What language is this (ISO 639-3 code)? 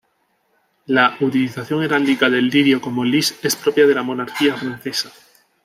spa